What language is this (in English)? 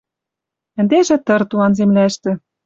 Western Mari